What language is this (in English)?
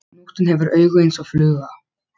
Icelandic